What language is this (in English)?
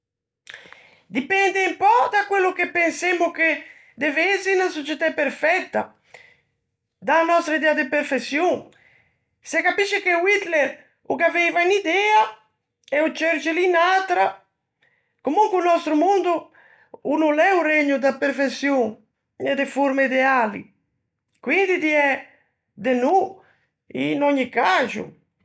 Ligurian